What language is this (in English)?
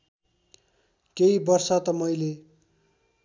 Nepali